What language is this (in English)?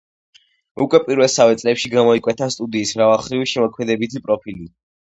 Georgian